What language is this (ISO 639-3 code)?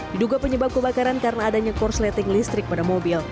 ind